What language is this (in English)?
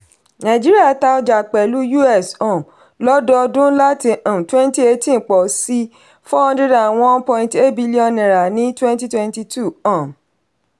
Yoruba